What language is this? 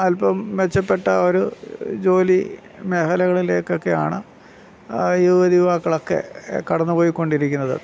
Malayalam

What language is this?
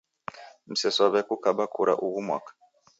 Taita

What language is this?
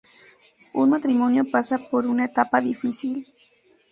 Spanish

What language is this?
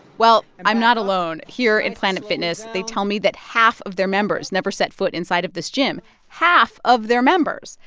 English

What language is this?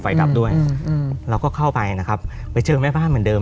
Thai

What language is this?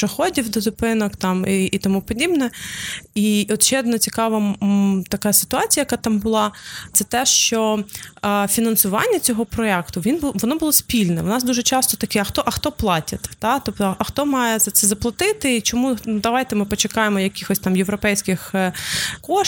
Ukrainian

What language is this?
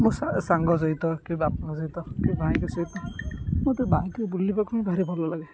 Odia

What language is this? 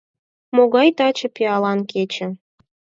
Mari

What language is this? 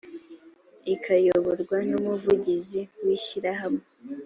Kinyarwanda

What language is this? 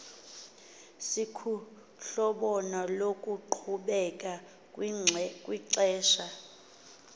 Xhosa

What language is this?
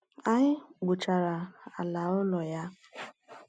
Igbo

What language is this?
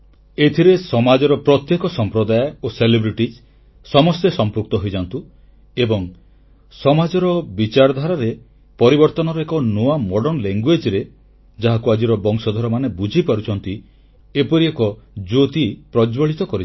Odia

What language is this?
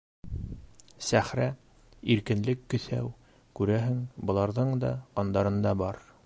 Bashkir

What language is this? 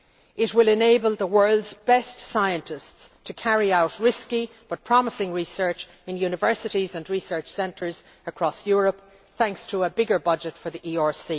English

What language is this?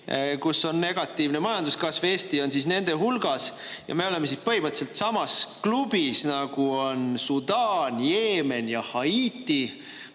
Estonian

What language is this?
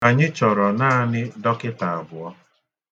Igbo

